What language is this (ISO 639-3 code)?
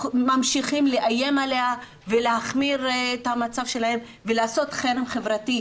heb